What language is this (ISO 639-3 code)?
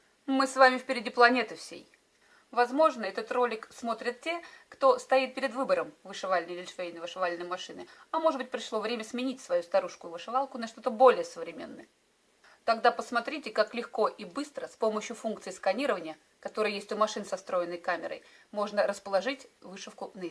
rus